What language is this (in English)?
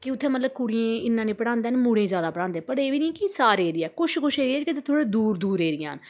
Dogri